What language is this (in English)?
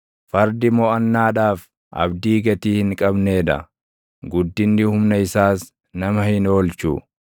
Oromo